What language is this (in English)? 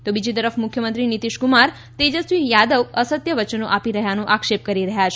Gujarati